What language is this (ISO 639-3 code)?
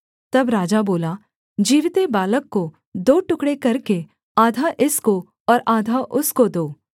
hin